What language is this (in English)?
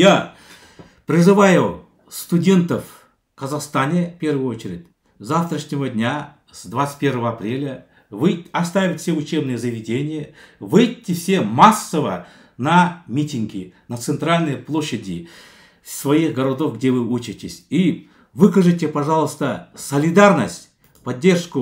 Russian